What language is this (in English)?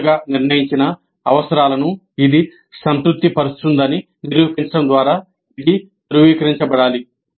Telugu